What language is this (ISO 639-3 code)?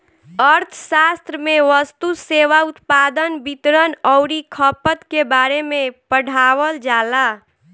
bho